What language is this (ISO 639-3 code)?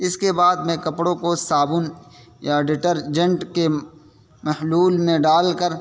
urd